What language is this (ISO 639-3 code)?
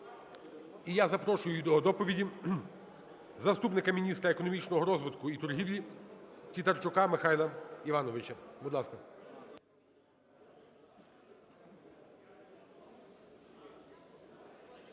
ukr